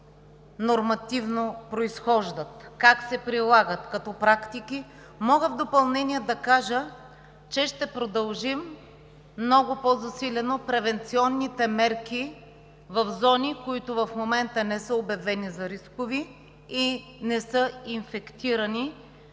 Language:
Bulgarian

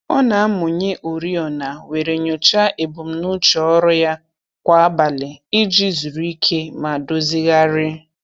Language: Igbo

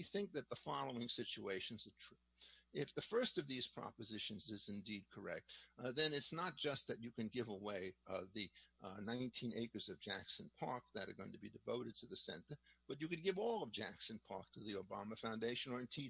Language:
English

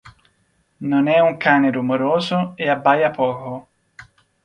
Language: Italian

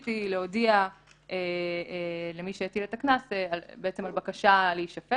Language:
Hebrew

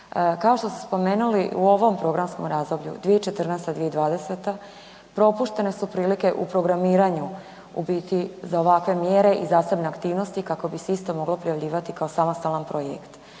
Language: Croatian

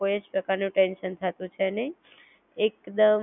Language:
Gujarati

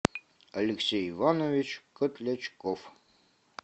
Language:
Russian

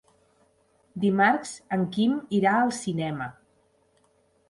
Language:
Catalan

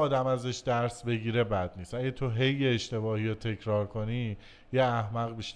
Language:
Persian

